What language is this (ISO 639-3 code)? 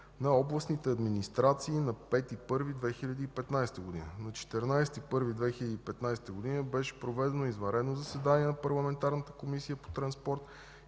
bul